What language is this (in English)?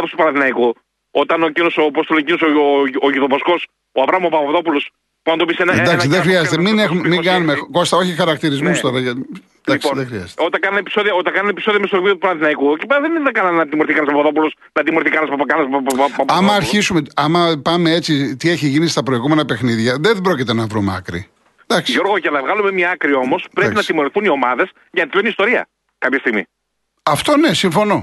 Greek